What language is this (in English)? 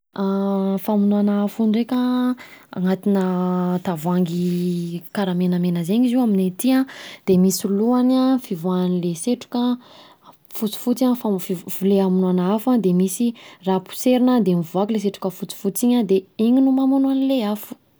Southern Betsimisaraka Malagasy